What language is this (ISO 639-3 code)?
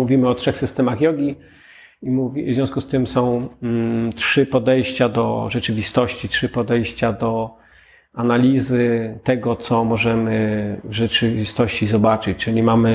pol